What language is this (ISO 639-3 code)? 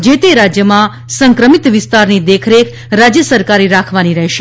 guj